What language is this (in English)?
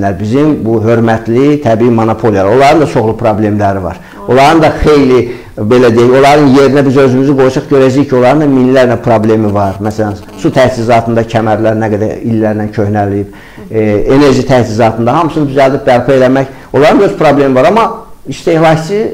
Turkish